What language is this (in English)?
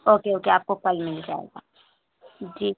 Urdu